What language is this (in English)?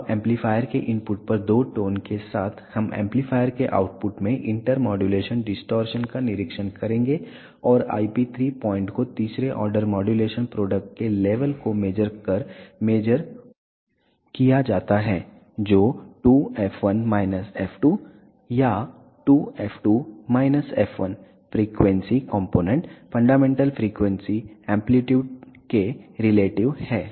Hindi